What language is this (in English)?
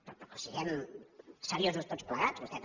Catalan